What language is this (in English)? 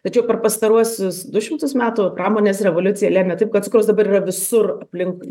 Lithuanian